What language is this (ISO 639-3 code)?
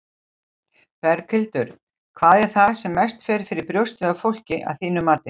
isl